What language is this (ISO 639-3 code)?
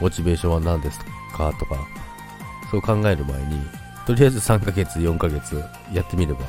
jpn